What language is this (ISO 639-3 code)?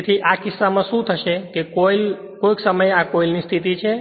guj